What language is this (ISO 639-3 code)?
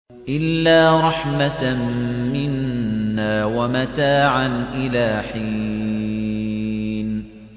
ara